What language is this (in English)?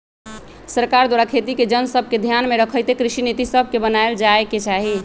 Magahi